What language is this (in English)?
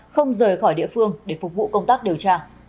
Vietnamese